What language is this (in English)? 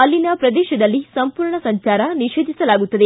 Kannada